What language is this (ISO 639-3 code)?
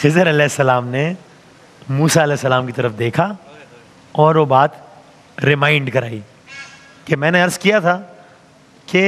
hin